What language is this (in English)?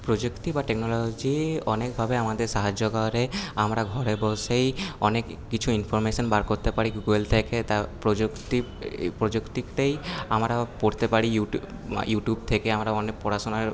Bangla